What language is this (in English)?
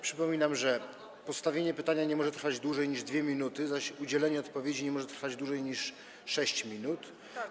Polish